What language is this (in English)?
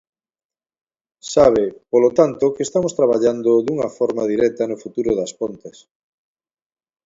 Galician